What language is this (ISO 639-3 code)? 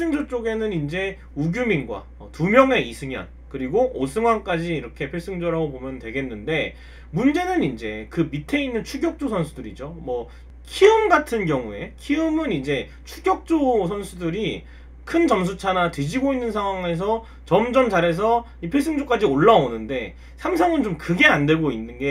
kor